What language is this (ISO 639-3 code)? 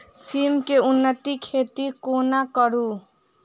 mai